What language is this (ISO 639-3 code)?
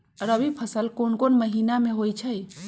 mag